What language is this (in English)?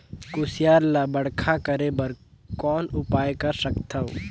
Chhattisgarhi